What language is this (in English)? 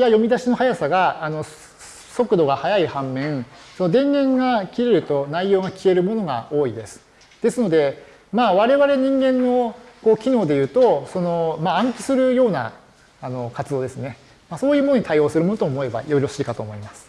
Japanese